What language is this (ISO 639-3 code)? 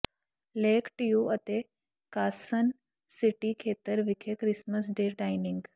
pan